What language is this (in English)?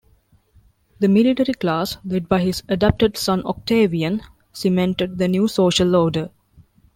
English